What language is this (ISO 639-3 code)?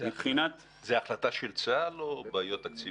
heb